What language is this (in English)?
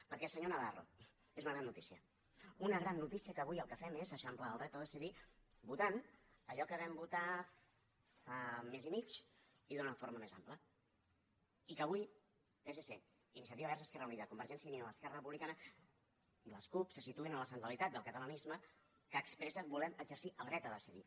Catalan